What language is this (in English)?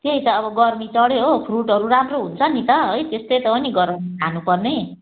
Nepali